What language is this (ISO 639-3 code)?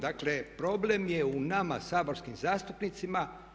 hrv